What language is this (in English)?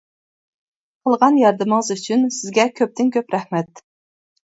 Uyghur